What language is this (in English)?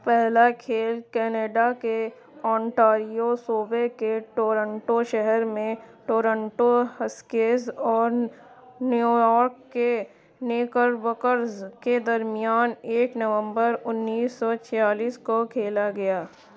Urdu